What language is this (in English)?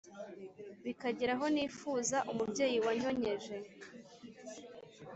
Kinyarwanda